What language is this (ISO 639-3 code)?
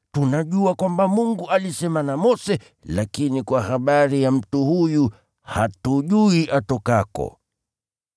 swa